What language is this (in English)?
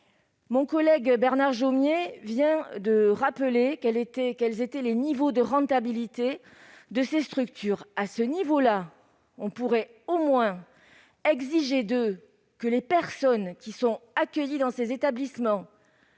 French